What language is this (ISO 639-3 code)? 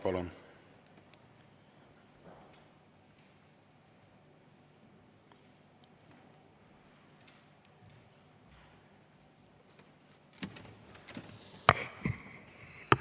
est